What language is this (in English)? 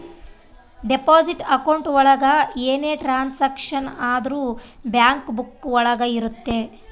Kannada